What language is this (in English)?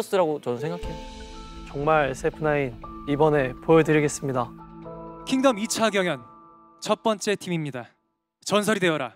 Korean